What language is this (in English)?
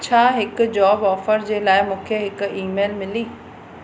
Sindhi